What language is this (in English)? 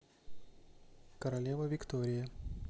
Russian